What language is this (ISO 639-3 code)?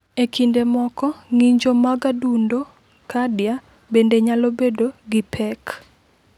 luo